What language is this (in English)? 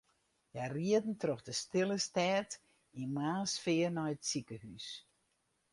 Western Frisian